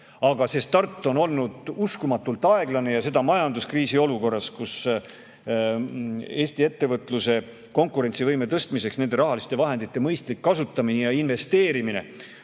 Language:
Estonian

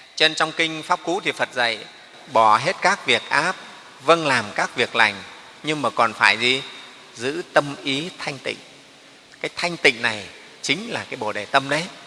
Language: Vietnamese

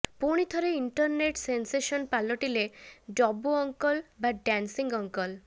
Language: Odia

